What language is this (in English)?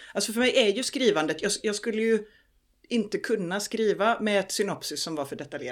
Swedish